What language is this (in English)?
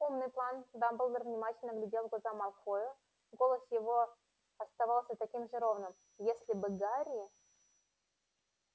Russian